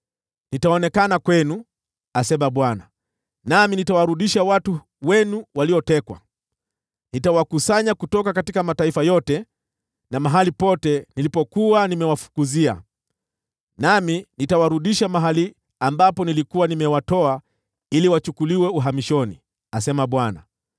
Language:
Swahili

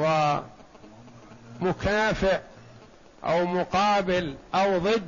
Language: Arabic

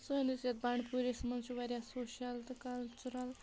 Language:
Kashmiri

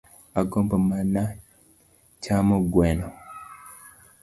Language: Luo (Kenya and Tanzania)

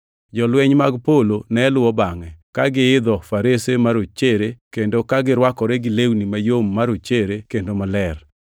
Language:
Luo (Kenya and Tanzania)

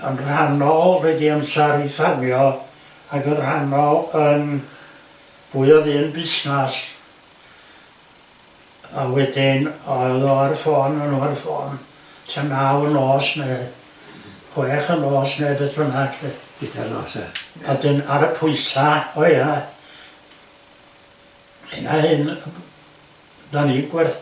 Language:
Welsh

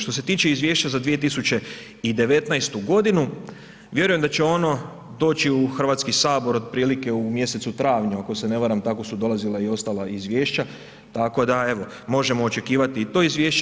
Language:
Croatian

